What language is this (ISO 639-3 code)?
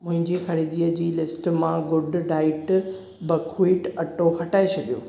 snd